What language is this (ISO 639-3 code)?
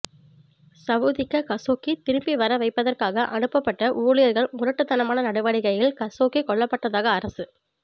tam